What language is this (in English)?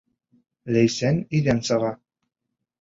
Bashkir